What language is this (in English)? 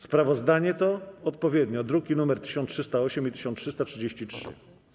Polish